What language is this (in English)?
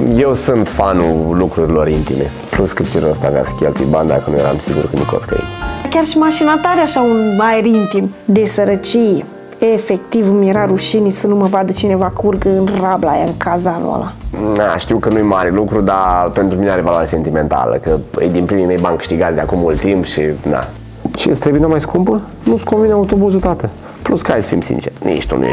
Romanian